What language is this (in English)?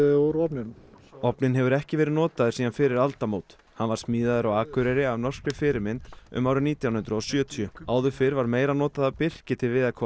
Icelandic